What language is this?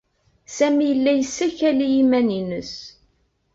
Kabyle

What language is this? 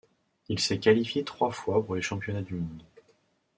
French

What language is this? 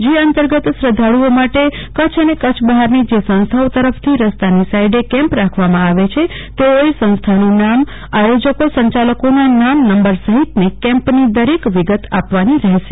Gujarati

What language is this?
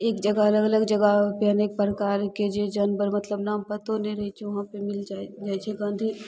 Maithili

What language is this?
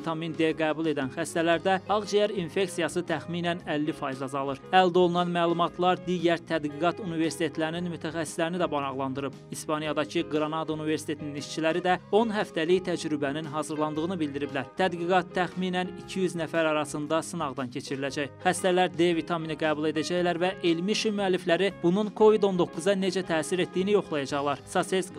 Turkish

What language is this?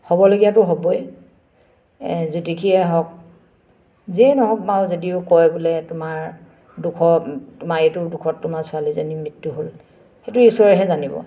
Assamese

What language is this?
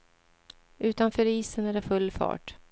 Swedish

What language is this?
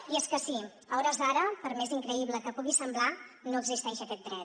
Catalan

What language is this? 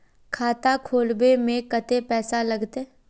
Magahi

